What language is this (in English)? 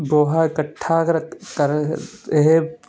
Punjabi